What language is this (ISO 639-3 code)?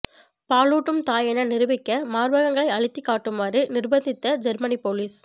tam